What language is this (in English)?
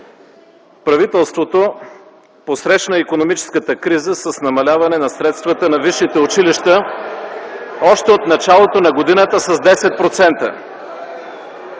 Bulgarian